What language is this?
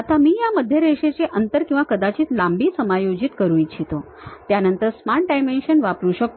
Marathi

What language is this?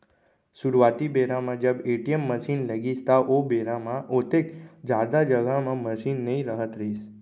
Chhattisgarhi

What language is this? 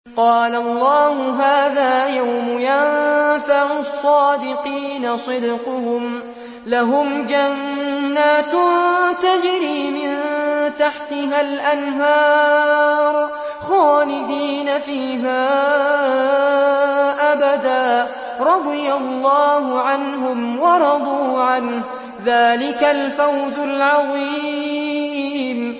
Arabic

